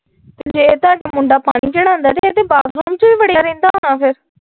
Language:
Punjabi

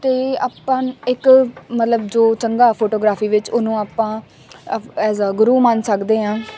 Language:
Punjabi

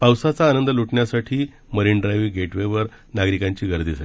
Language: Marathi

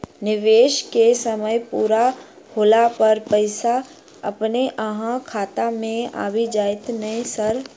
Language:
Maithili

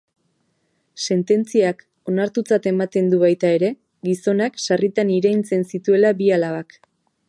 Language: Basque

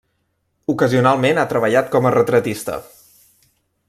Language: Catalan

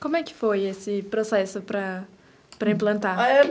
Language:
Portuguese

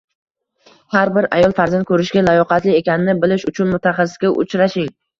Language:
Uzbek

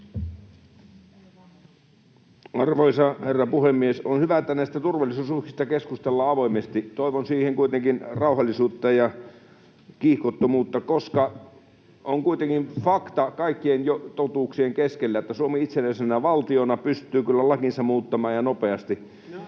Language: Finnish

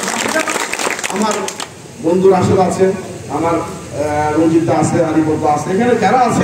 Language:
Arabic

